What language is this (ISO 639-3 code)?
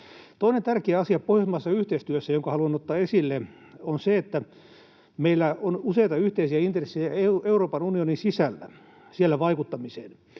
fin